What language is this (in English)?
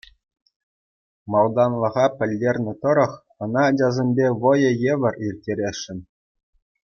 Chuvash